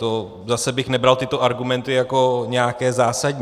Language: Czech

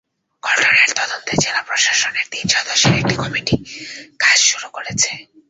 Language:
Bangla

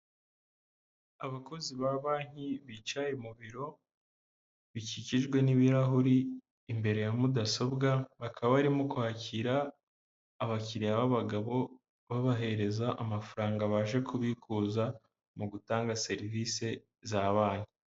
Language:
Kinyarwanda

